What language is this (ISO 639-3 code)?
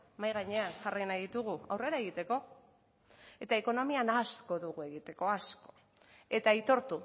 eus